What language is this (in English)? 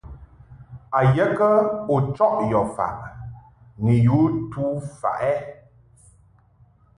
Mungaka